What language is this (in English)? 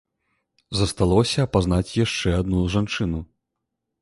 Belarusian